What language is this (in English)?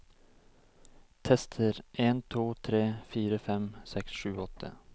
Norwegian